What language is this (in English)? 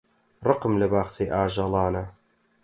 Central Kurdish